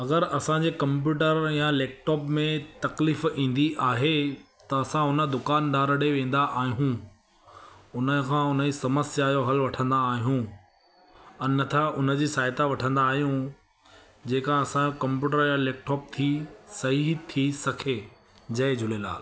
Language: Sindhi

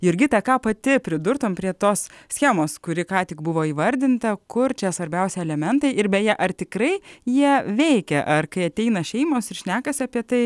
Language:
Lithuanian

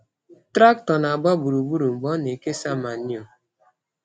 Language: Igbo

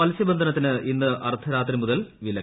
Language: Malayalam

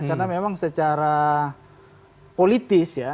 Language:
Indonesian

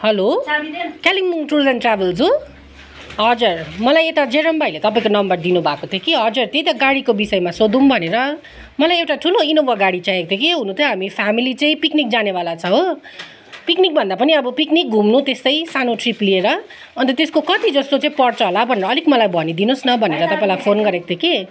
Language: Nepali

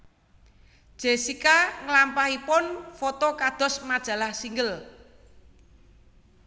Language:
Javanese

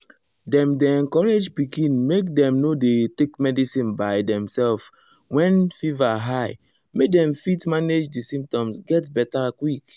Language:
Nigerian Pidgin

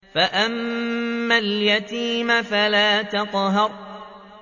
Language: Arabic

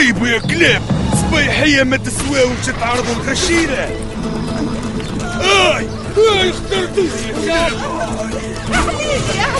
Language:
Arabic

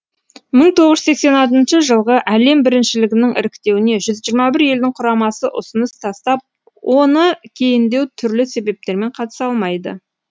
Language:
Kazakh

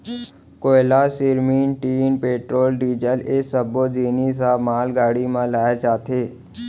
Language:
Chhattisgarhi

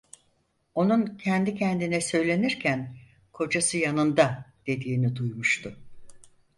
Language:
Turkish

